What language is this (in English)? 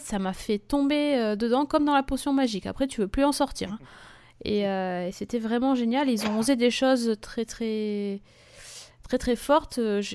French